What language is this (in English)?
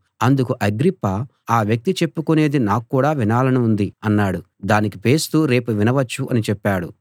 Telugu